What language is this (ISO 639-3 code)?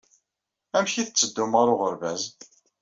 kab